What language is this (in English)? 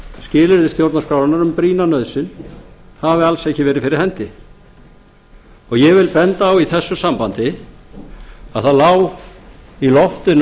Icelandic